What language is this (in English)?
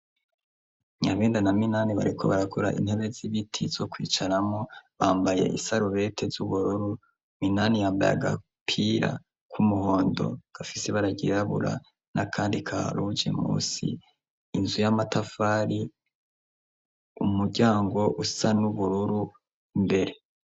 Rundi